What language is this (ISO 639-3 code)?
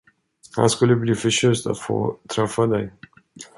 swe